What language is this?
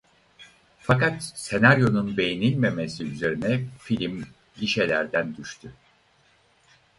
Turkish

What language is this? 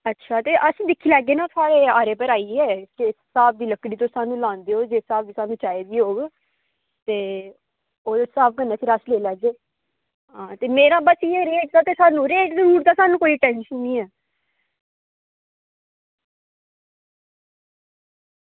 Dogri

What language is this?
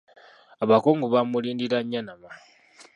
Ganda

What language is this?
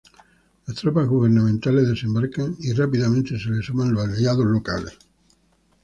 Spanish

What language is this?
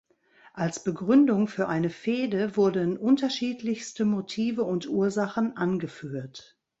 German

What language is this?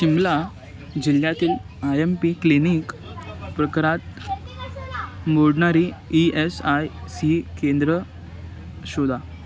Marathi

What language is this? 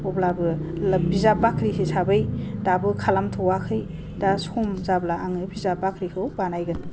Bodo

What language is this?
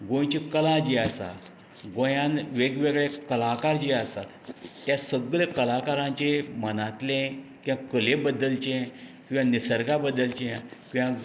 Konkani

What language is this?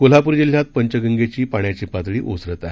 Marathi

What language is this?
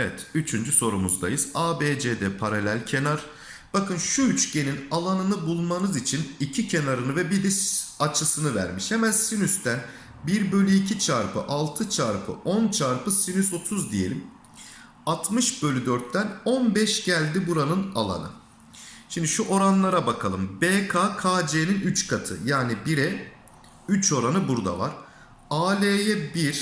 Turkish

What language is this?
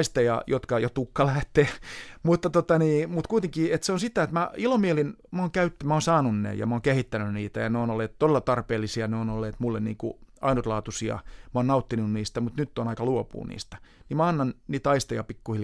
Finnish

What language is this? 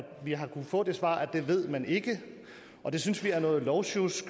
Danish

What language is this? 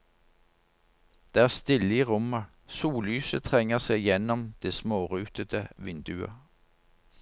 Norwegian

